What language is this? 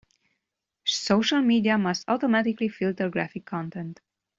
English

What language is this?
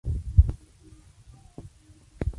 Spanish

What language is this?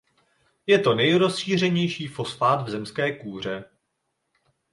Czech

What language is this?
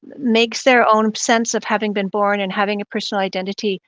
English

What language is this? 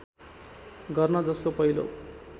Nepali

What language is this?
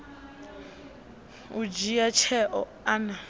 Venda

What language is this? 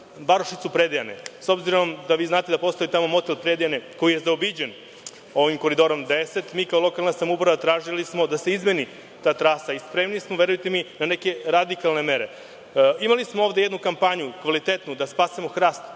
Serbian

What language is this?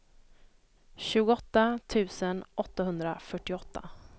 Swedish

